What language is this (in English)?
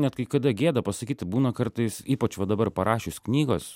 Lithuanian